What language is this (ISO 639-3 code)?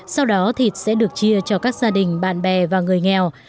vie